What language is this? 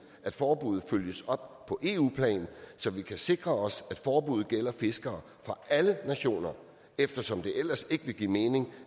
Danish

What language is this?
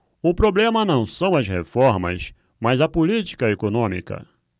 Portuguese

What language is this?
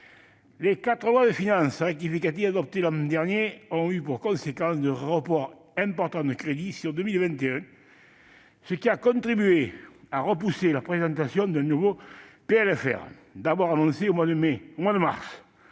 French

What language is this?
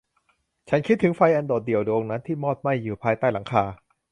Thai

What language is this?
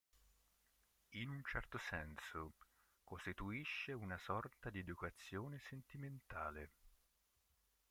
Italian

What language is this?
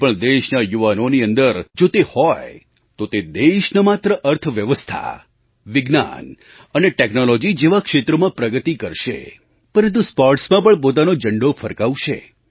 Gujarati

